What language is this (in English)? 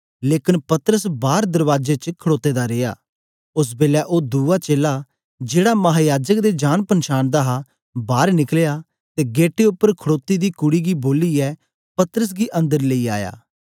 Dogri